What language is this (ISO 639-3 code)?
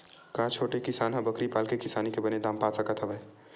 hne